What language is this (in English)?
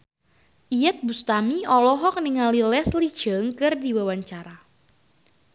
Sundanese